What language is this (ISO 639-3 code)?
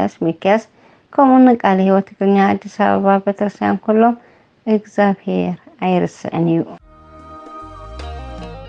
ara